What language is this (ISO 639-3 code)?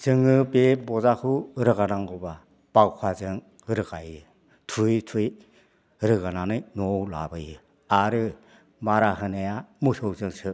brx